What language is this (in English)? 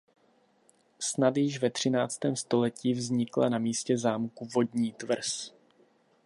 Czech